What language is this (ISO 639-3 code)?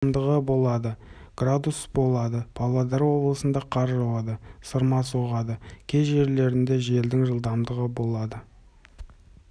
kaz